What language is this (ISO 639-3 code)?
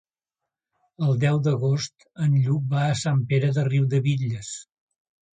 cat